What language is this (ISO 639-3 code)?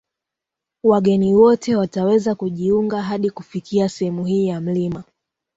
swa